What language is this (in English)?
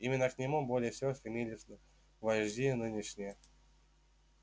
Russian